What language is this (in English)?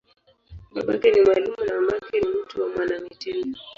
Swahili